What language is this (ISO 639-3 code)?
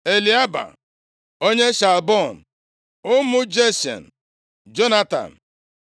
ibo